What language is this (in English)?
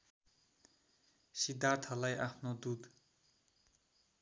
Nepali